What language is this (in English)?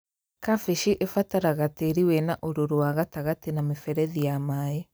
Kikuyu